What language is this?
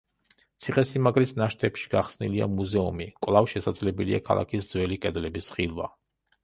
Georgian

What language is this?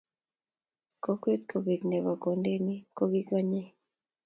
Kalenjin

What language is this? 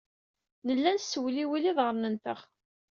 Kabyle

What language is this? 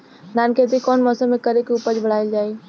Bhojpuri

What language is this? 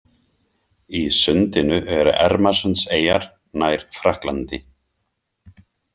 Icelandic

